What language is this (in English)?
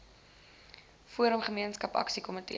Afrikaans